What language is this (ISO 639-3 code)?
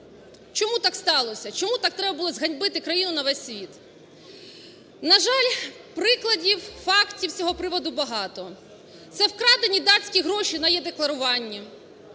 ukr